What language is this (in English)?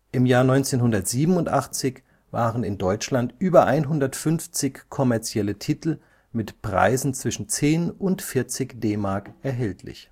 German